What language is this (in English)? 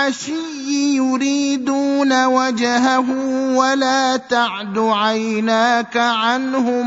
Arabic